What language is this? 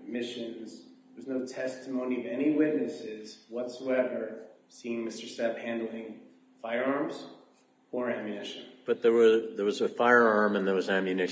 English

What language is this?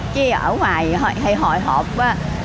Vietnamese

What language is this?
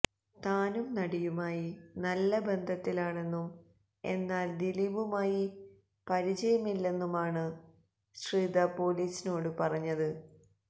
Malayalam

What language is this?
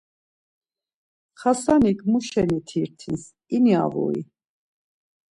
Laz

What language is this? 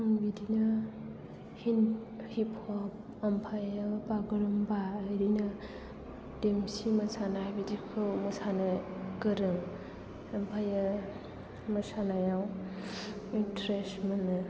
Bodo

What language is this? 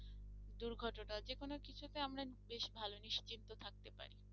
Bangla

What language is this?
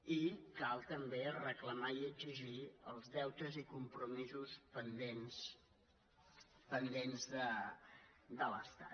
Catalan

